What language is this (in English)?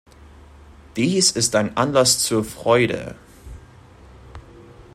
German